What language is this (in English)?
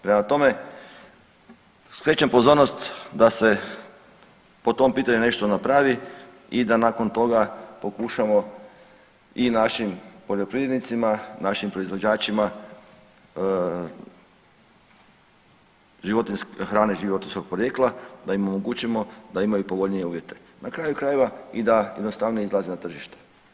Croatian